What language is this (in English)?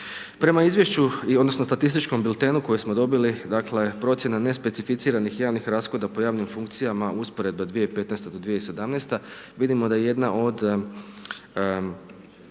Croatian